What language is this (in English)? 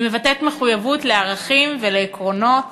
Hebrew